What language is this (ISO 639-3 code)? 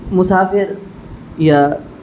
urd